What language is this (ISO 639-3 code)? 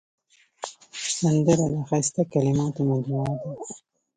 pus